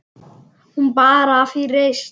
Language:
Icelandic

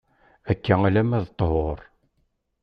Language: Kabyle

